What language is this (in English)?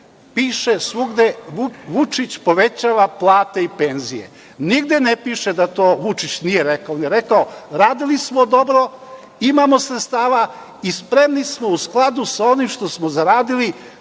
Serbian